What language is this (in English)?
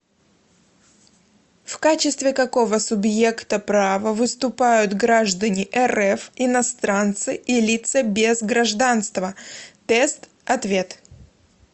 Russian